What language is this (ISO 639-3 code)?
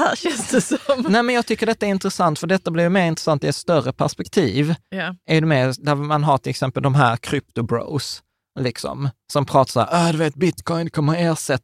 swe